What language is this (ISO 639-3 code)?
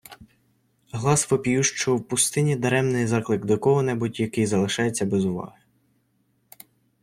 ukr